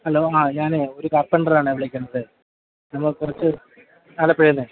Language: Malayalam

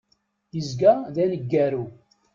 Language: Kabyle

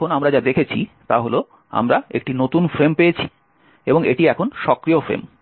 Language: Bangla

